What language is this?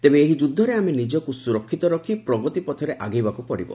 Odia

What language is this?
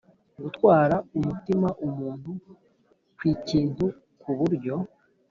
Kinyarwanda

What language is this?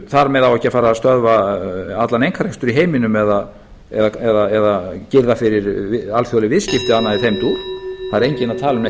Icelandic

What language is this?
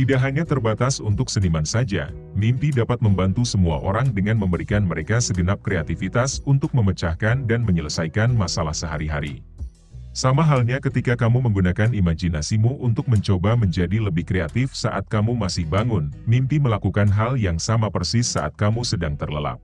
Indonesian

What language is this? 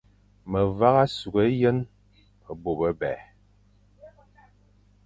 Fang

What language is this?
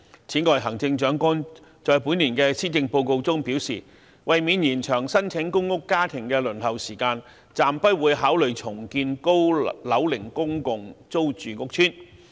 Cantonese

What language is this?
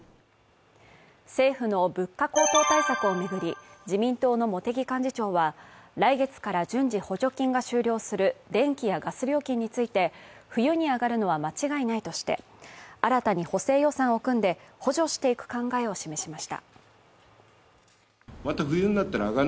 Japanese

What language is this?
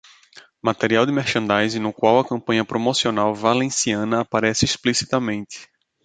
Portuguese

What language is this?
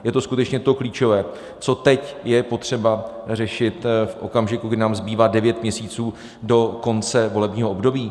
Czech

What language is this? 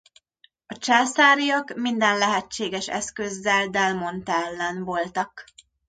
Hungarian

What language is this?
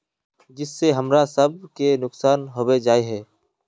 Magahi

